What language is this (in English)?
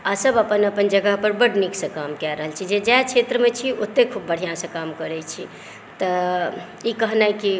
Maithili